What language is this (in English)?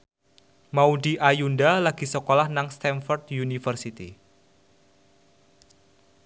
Javanese